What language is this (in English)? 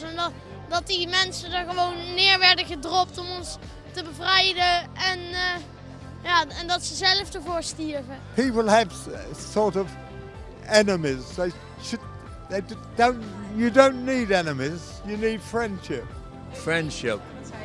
Dutch